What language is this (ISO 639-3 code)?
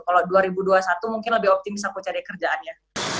ind